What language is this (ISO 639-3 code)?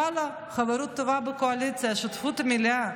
heb